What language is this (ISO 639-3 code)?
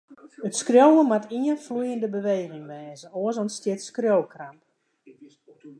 fry